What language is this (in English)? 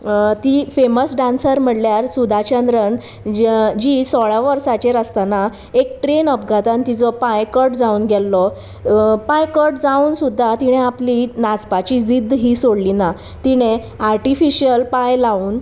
Konkani